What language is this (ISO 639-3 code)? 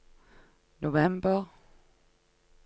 nor